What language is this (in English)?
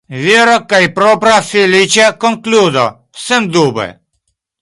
Esperanto